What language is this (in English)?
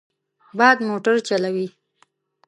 Pashto